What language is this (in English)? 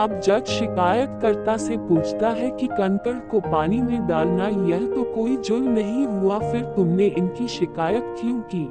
Hindi